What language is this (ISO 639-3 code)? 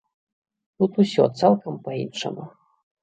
bel